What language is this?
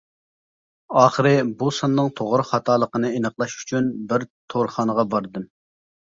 Uyghur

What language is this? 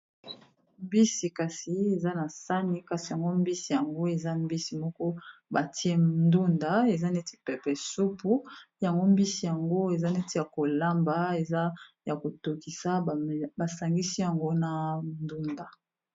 Lingala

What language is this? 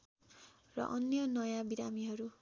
Nepali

